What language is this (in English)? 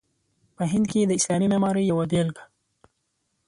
Pashto